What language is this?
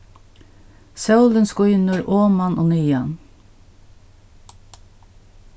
Faroese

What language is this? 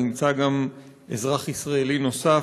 Hebrew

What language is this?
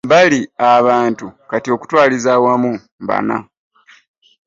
Ganda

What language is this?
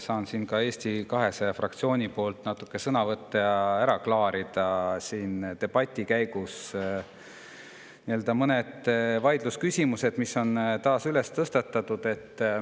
Estonian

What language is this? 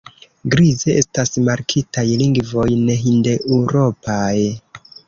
Esperanto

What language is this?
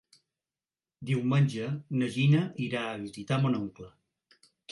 Catalan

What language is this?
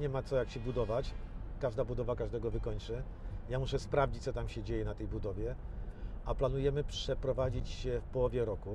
Polish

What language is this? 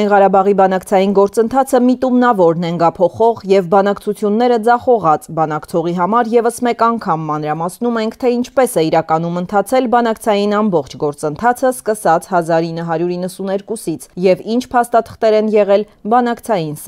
Romanian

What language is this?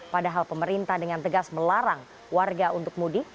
Indonesian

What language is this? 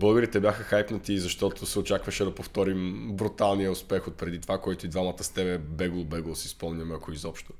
Bulgarian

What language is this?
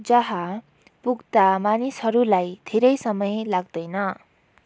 Nepali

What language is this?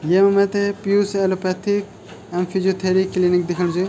Garhwali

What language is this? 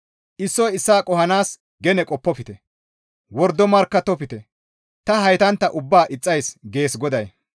Gamo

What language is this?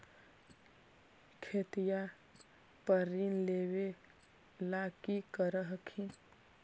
Magahi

